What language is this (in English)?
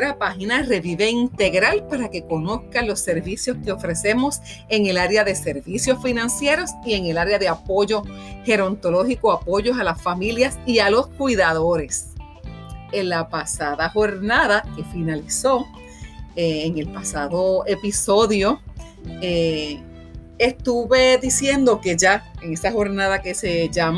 Spanish